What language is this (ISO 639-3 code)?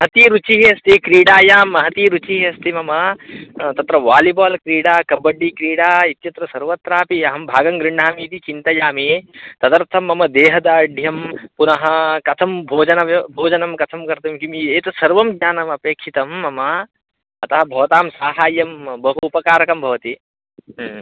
san